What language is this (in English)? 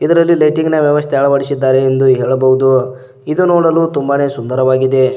Kannada